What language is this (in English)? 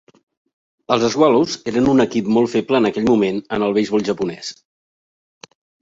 Catalan